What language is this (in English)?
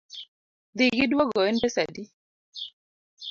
Luo (Kenya and Tanzania)